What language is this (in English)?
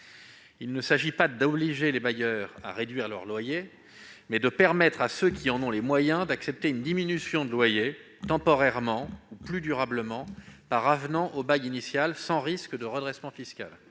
French